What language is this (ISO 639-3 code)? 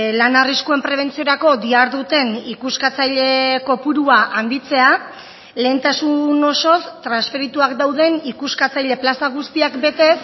eus